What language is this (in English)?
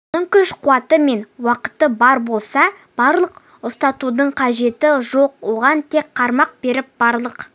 Kazakh